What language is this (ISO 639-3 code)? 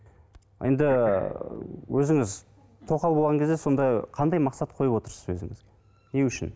kaz